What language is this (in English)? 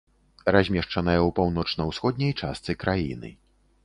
Belarusian